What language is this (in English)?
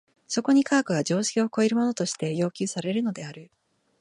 Japanese